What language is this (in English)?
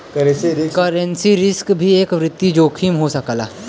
Bhojpuri